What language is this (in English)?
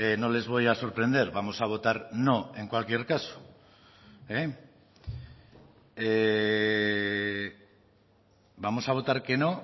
Spanish